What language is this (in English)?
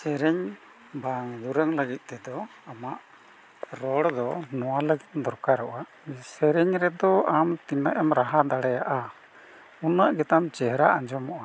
Santali